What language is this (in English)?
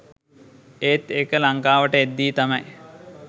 Sinhala